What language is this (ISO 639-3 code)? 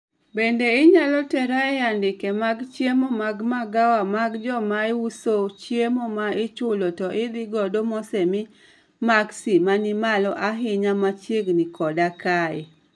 luo